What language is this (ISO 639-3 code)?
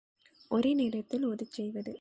tam